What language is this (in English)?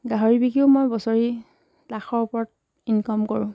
Assamese